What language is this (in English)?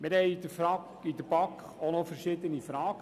Swiss German